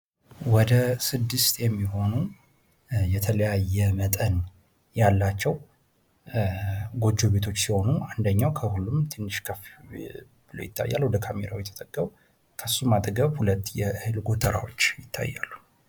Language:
Amharic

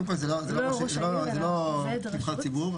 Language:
Hebrew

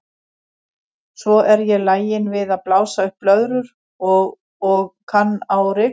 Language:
Icelandic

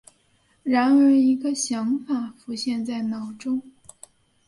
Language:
Chinese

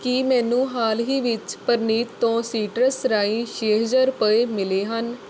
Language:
Punjabi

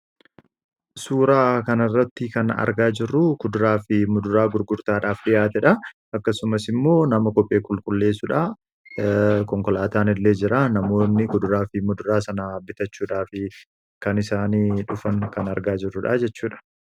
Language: Oromo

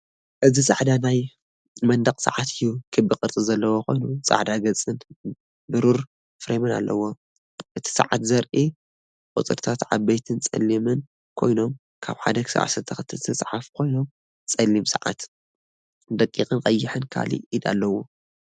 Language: Tigrinya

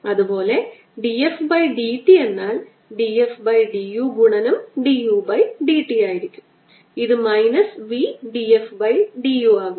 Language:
Malayalam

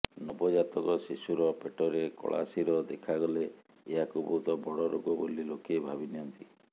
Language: Odia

